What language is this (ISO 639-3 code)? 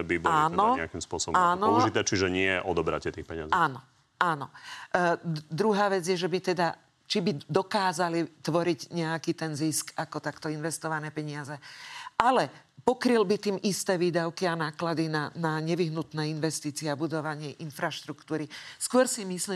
slk